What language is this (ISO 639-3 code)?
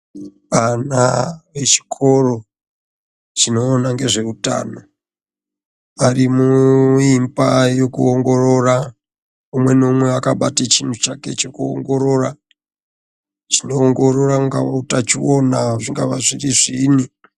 ndc